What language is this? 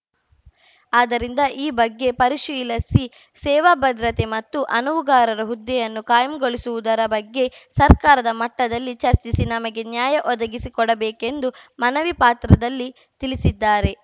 Kannada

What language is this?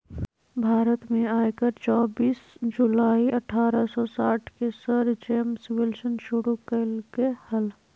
Magahi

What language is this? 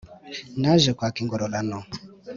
Kinyarwanda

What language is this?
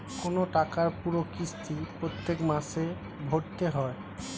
Bangla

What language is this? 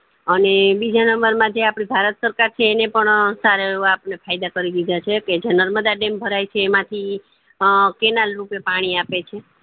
Gujarati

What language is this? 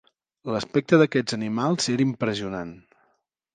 Catalan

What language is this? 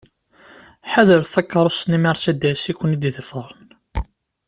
Kabyle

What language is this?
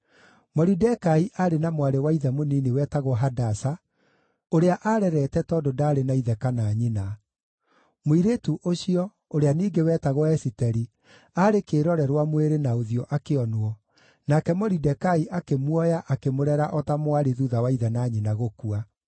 Kikuyu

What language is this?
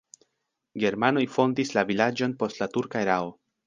Esperanto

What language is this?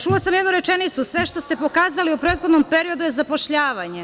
Serbian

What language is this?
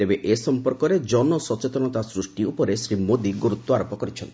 Odia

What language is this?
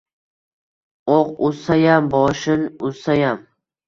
Uzbek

